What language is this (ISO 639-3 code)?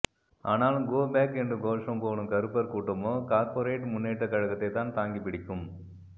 tam